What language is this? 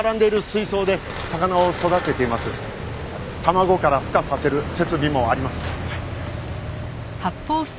Japanese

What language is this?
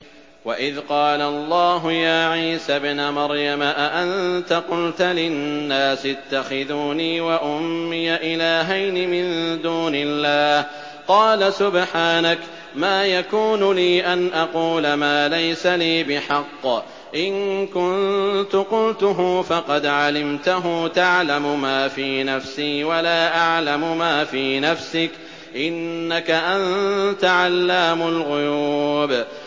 Arabic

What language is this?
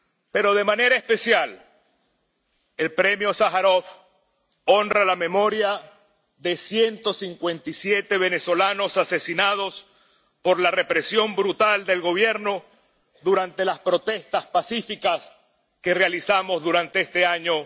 Spanish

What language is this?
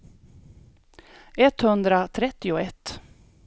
Swedish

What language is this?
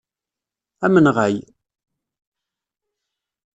Kabyle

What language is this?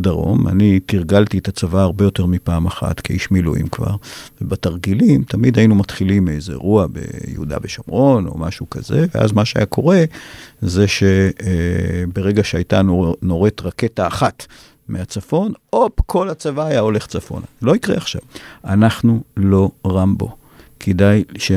Hebrew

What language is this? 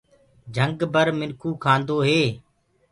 Gurgula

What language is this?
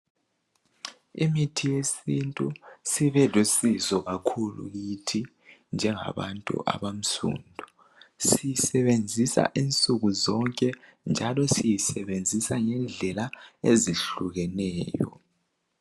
North Ndebele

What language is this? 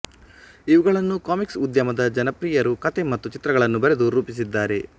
Kannada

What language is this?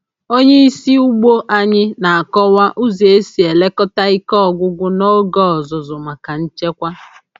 Igbo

